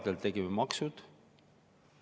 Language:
Estonian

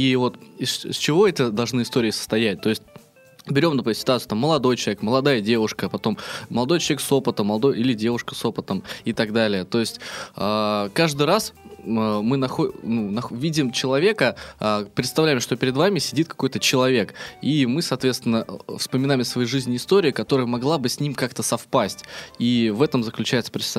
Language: Russian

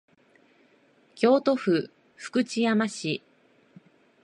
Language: Japanese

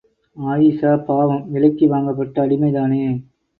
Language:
Tamil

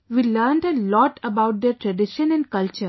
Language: English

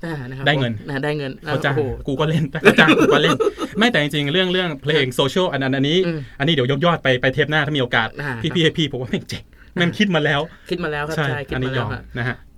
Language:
Thai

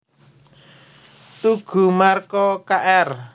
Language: Javanese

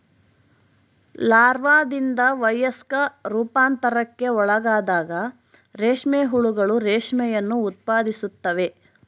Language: Kannada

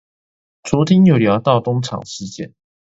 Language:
Chinese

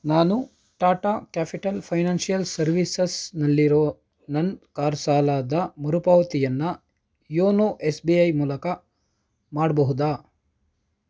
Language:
Kannada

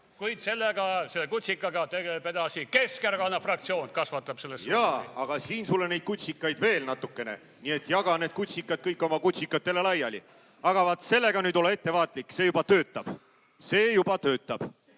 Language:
Estonian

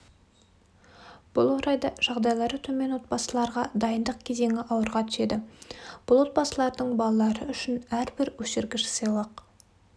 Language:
Kazakh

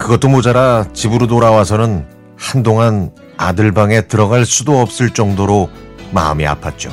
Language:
Korean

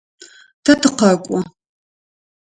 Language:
Adyghe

